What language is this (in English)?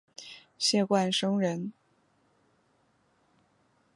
Chinese